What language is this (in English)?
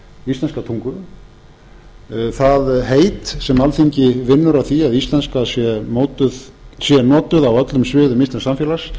Icelandic